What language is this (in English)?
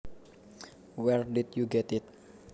Javanese